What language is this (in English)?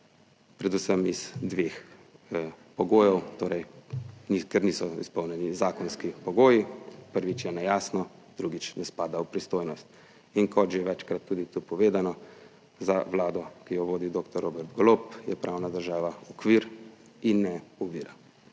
Slovenian